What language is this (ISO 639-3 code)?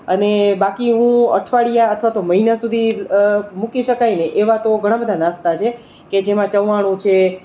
guj